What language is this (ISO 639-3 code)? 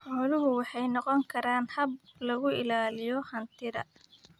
som